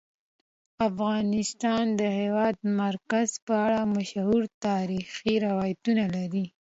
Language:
Pashto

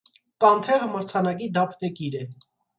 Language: Armenian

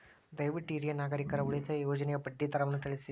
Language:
Kannada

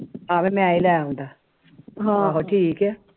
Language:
Punjabi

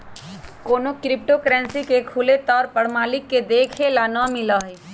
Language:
Magahi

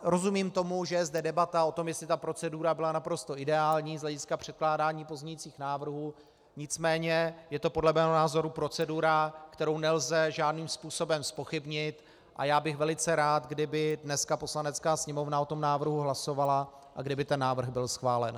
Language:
Czech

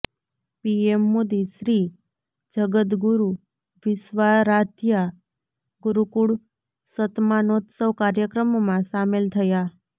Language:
Gujarati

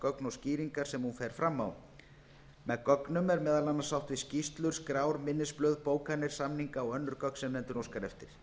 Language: Icelandic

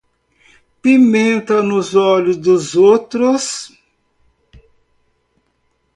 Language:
Portuguese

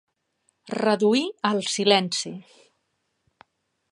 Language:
Catalan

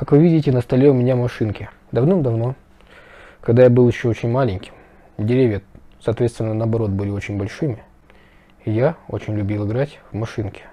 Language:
Russian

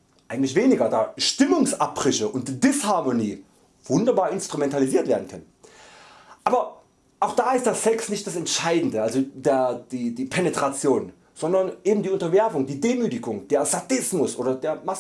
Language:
German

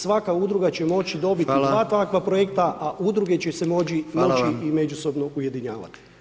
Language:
Croatian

